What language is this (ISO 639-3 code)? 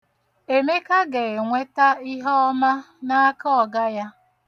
ibo